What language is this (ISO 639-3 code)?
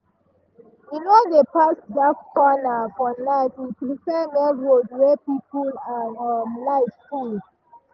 pcm